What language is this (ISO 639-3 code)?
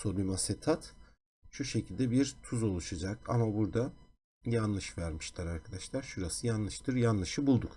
tur